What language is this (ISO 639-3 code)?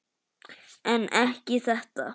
isl